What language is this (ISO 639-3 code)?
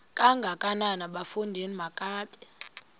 xho